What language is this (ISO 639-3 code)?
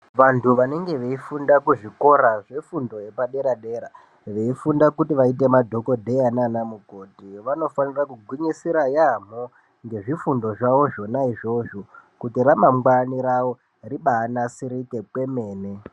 ndc